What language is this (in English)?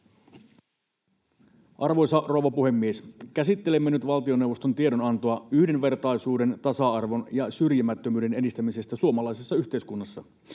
Finnish